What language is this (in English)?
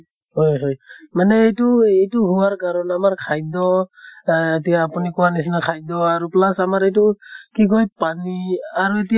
Assamese